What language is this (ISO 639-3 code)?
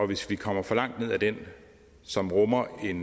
dan